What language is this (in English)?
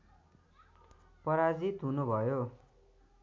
Nepali